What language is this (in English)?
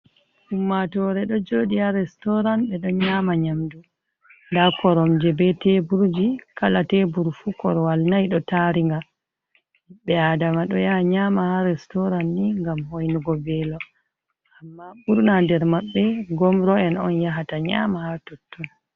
Fula